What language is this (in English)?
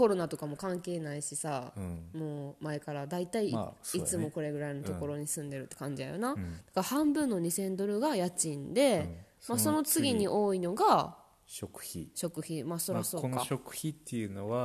Japanese